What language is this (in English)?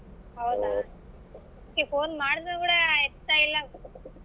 Kannada